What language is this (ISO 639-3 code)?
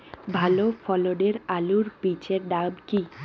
ben